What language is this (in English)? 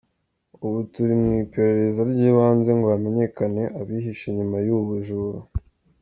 Kinyarwanda